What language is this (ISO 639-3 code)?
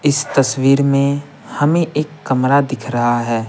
hin